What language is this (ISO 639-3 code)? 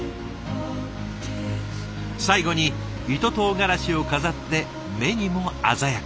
jpn